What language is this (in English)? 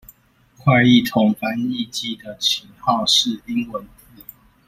Chinese